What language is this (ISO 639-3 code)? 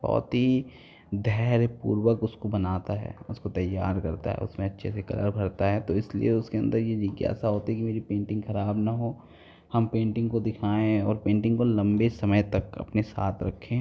hin